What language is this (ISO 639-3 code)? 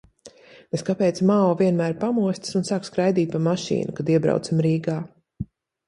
lav